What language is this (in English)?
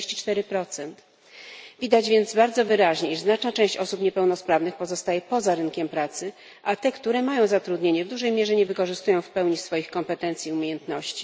Polish